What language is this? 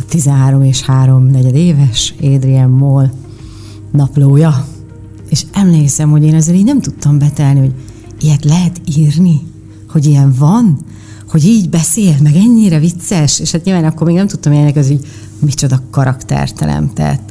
Hungarian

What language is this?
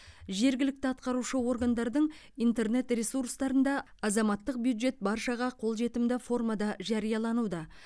Kazakh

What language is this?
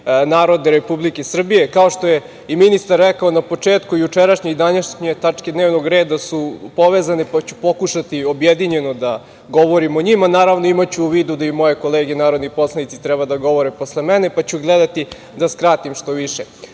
Serbian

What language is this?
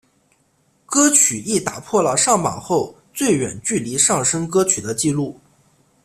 Chinese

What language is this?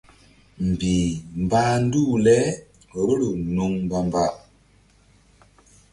Mbum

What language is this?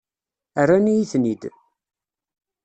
Kabyle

